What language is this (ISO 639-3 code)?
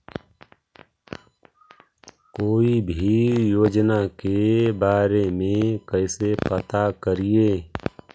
mag